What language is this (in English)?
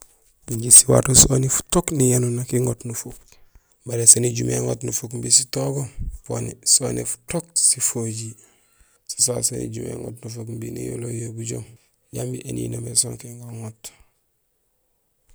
Gusilay